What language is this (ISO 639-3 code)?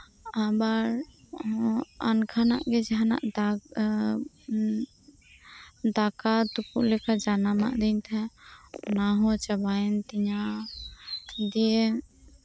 sat